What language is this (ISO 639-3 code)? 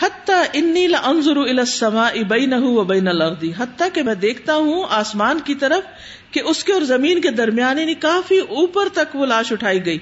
urd